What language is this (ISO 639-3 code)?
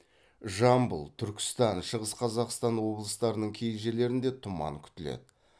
kaz